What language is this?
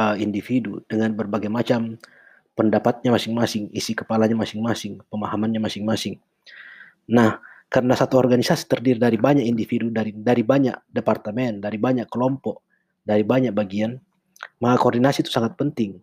Indonesian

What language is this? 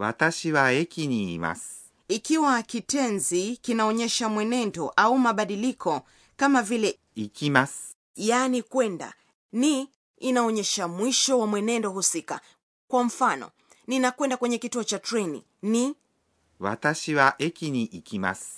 Swahili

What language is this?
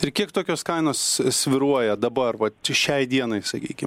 Lithuanian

